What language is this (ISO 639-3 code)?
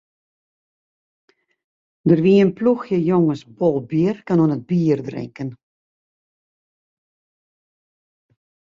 fry